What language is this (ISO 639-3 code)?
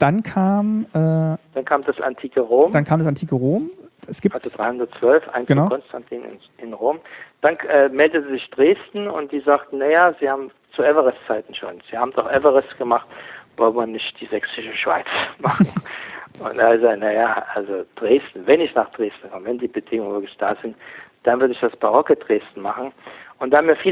deu